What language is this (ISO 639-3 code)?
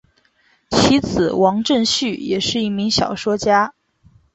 zho